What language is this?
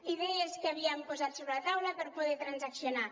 Catalan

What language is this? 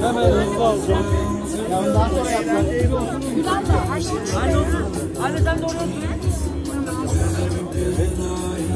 Turkish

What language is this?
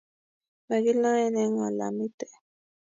Kalenjin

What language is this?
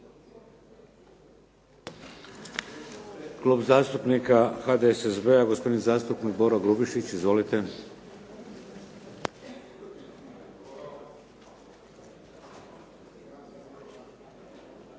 Croatian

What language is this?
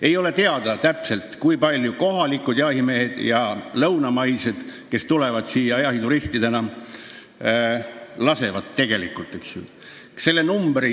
Estonian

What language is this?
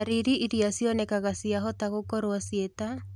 Kikuyu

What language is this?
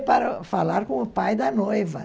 Portuguese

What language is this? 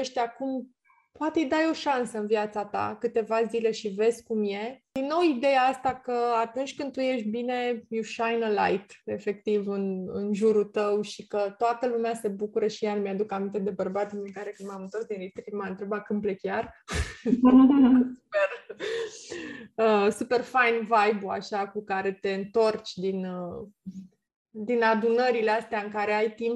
Romanian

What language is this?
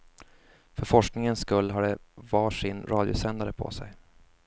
Swedish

